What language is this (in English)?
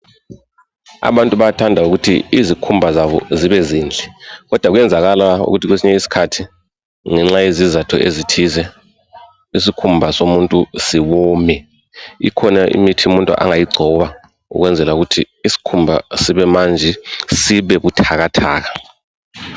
North Ndebele